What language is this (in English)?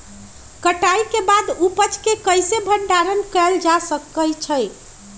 Magahi